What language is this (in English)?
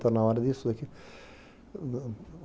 Portuguese